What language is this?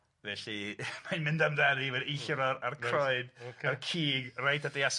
Welsh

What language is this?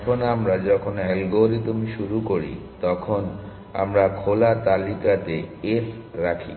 Bangla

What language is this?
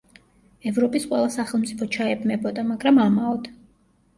Georgian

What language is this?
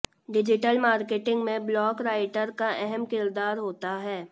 Hindi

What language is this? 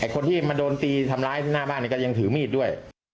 Thai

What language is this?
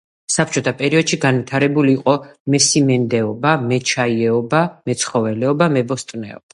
Georgian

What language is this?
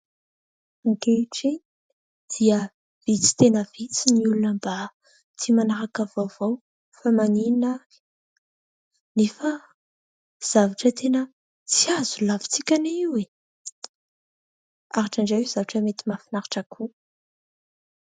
Malagasy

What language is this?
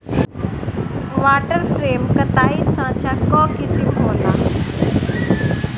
Bhojpuri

